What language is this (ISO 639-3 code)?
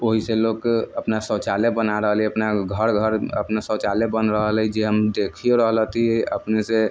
mai